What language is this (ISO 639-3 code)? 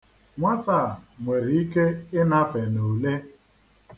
ibo